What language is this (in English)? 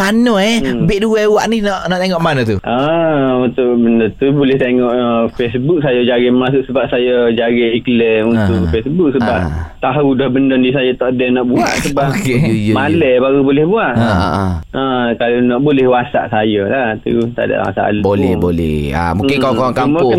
Malay